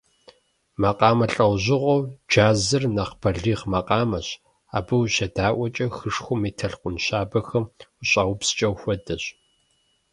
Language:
Kabardian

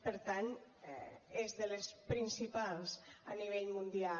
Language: Catalan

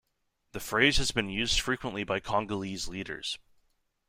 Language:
English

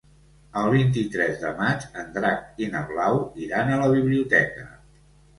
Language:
Catalan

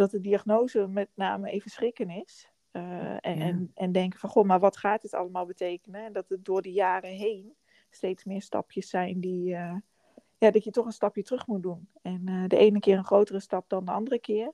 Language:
Dutch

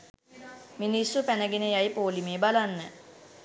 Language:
Sinhala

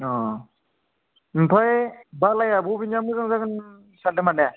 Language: Bodo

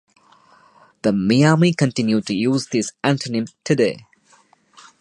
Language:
English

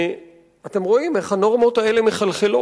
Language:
Hebrew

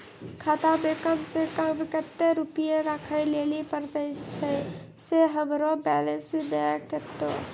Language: Maithili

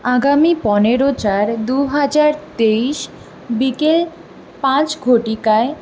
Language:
Bangla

